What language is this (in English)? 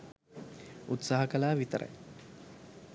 Sinhala